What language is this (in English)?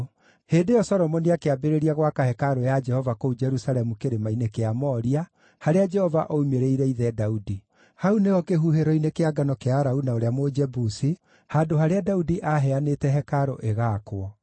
Kikuyu